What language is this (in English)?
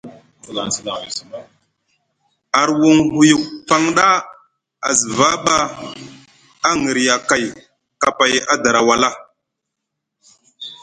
Musgu